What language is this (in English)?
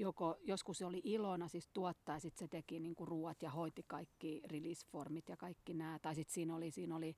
Finnish